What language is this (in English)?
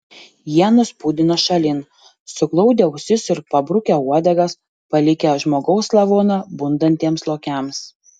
Lithuanian